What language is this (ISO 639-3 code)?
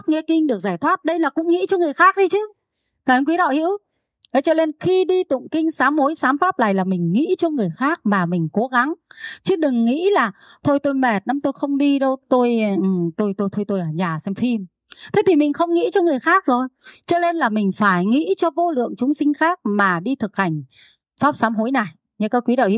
vie